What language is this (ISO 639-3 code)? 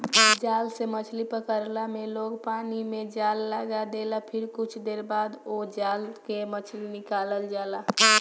bho